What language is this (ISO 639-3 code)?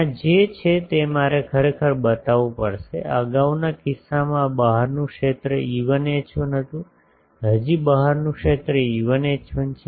guj